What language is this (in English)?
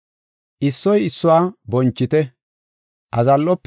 Gofa